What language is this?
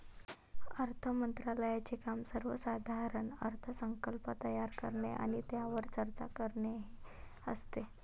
Marathi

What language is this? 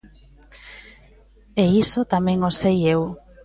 Galician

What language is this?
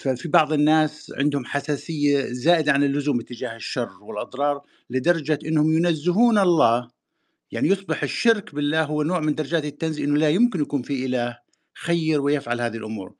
Arabic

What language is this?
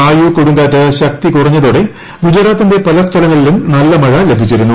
Malayalam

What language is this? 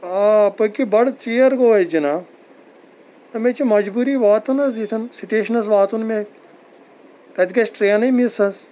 Kashmiri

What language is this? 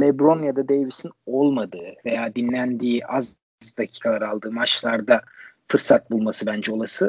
Turkish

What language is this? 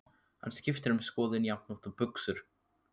Icelandic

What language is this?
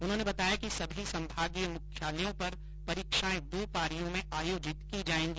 Hindi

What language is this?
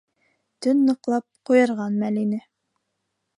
Bashkir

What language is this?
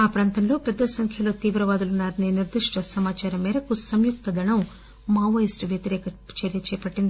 Telugu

